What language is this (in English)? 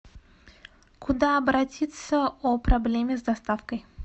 Russian